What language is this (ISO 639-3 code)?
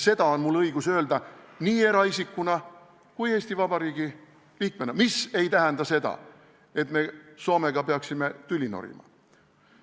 est